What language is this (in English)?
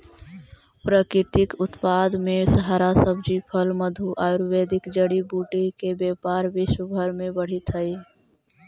Magahi